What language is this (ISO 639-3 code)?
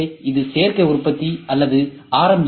tam